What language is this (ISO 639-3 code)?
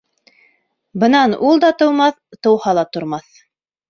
bak